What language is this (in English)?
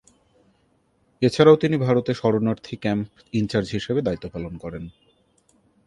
Bangla